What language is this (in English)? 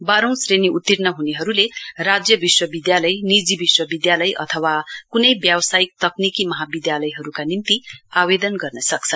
Nepali